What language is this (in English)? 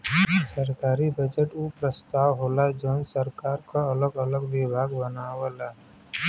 Bhojpuri